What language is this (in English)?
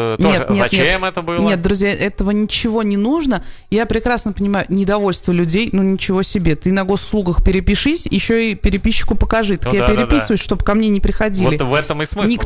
Russian